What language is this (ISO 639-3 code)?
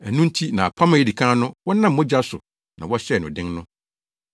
aka